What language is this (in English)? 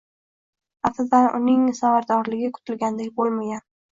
Uzbek